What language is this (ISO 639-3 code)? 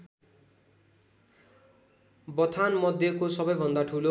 nep